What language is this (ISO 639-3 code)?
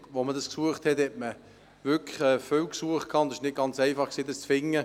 gsw